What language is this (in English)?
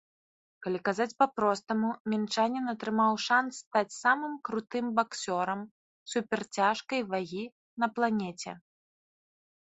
Belarusian